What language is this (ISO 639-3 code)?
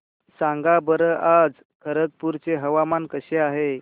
mar